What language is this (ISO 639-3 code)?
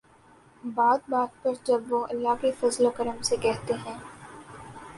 urd